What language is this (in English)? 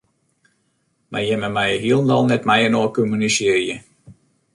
Western Frisian